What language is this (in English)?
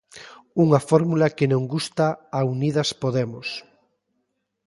Galician